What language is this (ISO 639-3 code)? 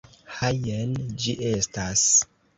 epo